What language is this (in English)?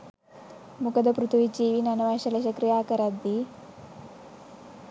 Sinhala